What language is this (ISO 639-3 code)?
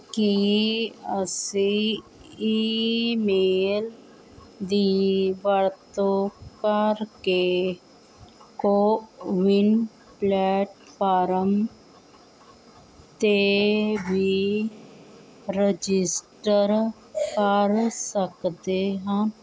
pan